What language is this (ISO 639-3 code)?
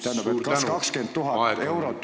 est